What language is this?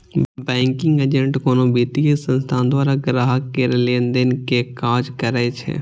Maithili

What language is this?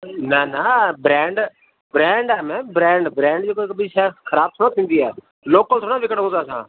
Sindhi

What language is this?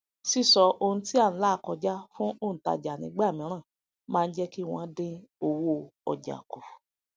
Yoruba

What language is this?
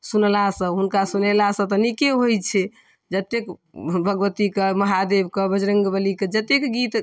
Maithili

